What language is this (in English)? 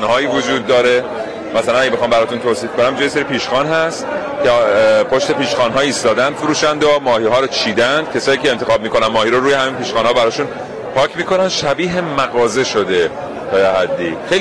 Persian